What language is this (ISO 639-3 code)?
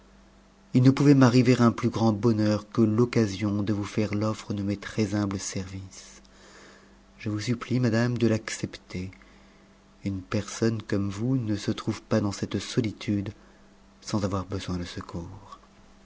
fra